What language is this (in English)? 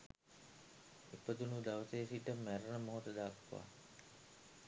Sinhala